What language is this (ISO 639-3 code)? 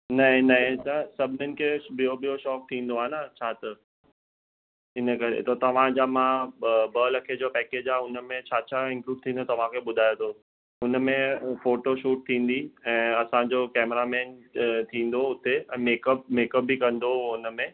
snd